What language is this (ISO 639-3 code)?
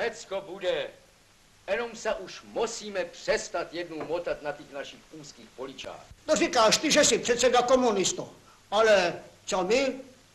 ces